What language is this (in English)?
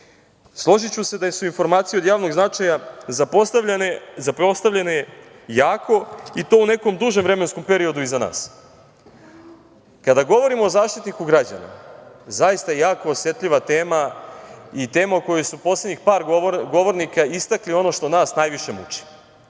Serbian